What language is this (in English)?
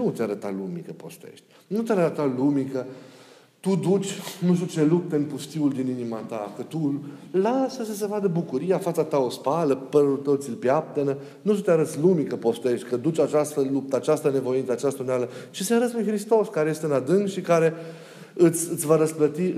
Romanian